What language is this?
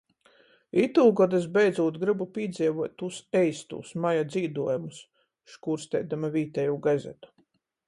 Latgalian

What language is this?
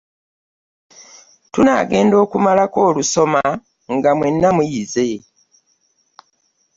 Ganda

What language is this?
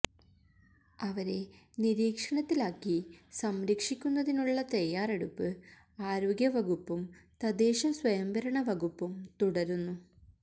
Malayalam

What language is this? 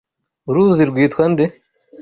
Kinyarwanda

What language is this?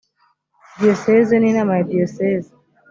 Kinyarwanda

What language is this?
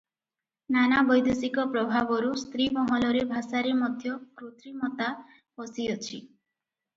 Odia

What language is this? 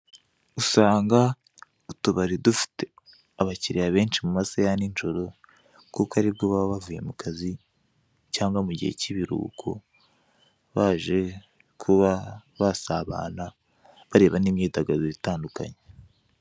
Kinyarwanda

